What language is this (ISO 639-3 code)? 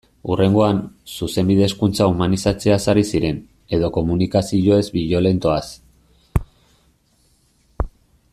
eus